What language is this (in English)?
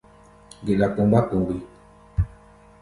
Gbaya